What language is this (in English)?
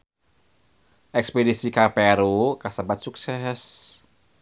Sundanese